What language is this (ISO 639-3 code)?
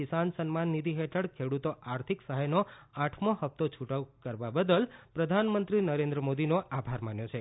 guj